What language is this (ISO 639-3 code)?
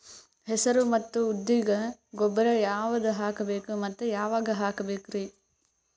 kan